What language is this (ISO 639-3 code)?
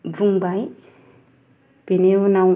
brx